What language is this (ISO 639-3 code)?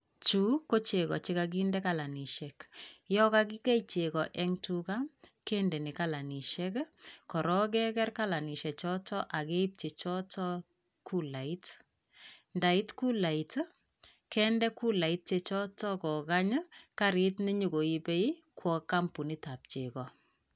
kln